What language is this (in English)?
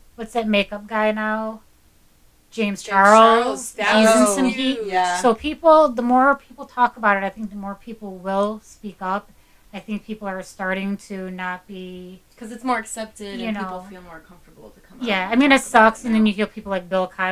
English